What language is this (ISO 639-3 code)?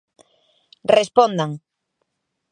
glg